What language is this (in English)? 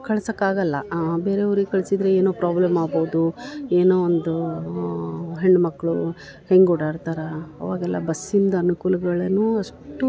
Kannada